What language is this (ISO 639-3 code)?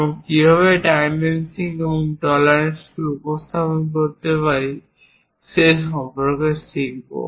ben